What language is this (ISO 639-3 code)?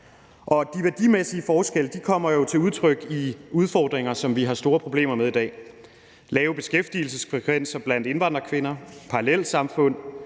dan